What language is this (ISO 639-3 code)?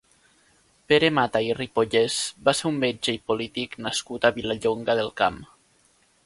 cat